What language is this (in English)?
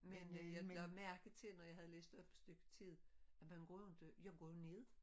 Danish